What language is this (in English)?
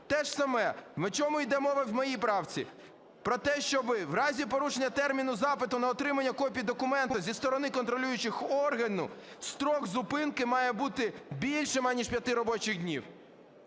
Ukrainian